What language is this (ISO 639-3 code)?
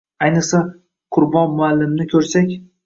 uzb